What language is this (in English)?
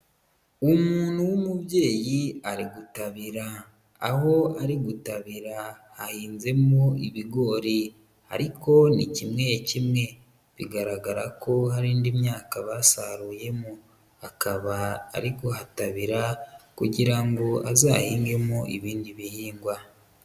Kinyarwanda